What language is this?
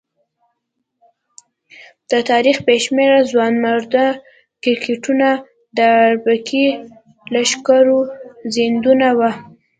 Pashto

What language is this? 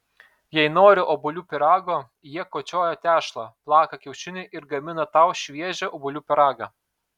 Lithuanian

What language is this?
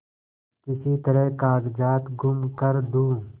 Hindi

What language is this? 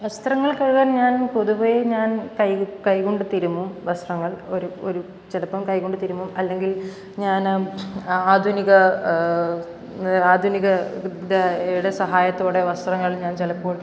Malayalam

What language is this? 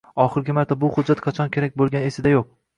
Uzbek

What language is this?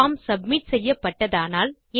Tamil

